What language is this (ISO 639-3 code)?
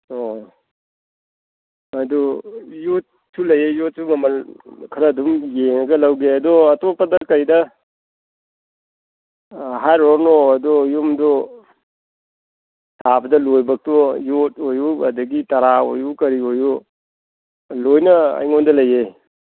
mni